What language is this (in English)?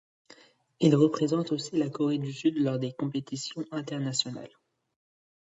French